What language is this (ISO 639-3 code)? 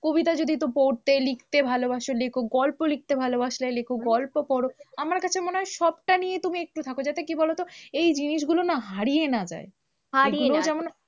ben